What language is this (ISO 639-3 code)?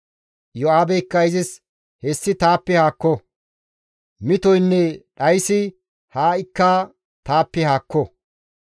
gmv